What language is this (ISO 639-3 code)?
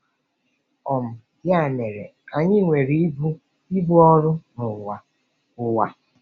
ibo